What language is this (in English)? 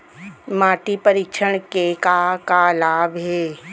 Chhattisgarhi